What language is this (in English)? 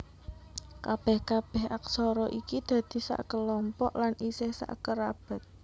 Javanese